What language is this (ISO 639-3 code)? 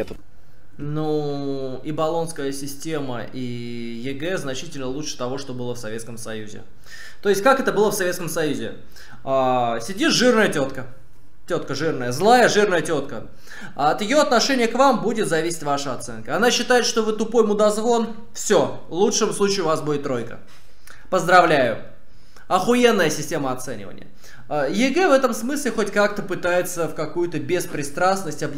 rus